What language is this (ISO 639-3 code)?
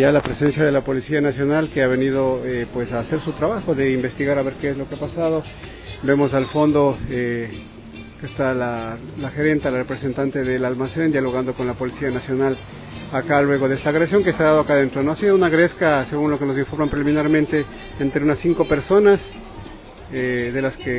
spa